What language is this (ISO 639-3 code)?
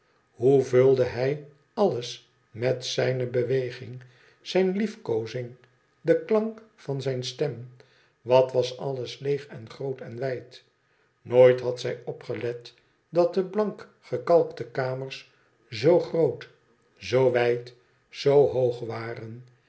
nld